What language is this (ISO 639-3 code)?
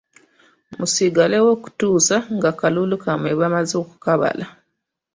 lug